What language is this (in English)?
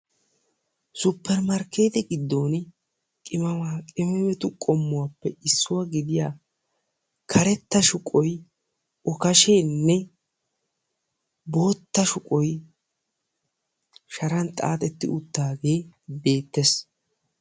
Wolaytta